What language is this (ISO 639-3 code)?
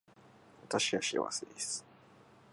jpn